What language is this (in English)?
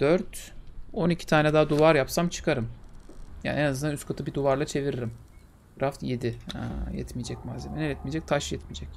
Turkish